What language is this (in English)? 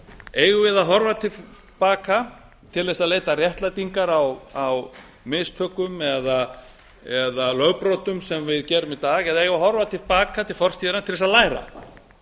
Icelandic